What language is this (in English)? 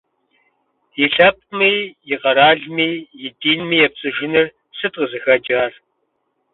Kabardian